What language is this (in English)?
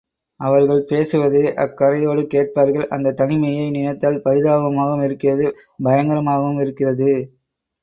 Tamil